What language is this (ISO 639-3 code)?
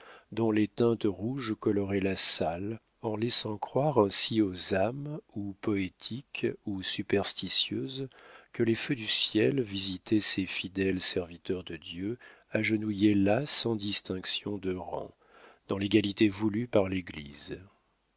fra